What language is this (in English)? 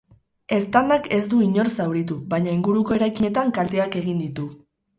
Basque